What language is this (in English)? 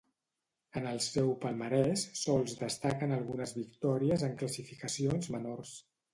Catalan